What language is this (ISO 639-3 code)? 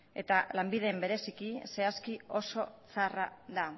eus